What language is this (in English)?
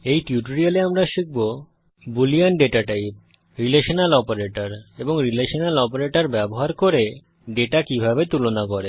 Bangla